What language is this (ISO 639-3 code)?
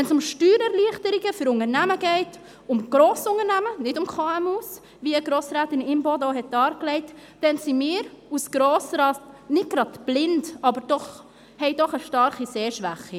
gsw